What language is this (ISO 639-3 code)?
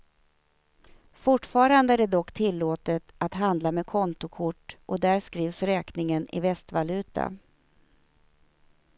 swe